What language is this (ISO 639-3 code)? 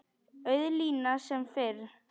isl